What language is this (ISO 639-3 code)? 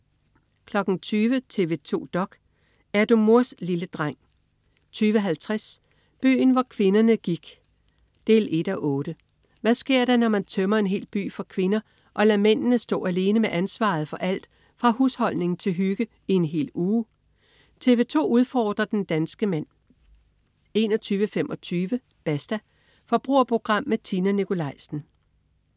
dan